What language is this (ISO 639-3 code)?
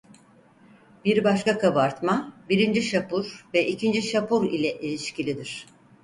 tur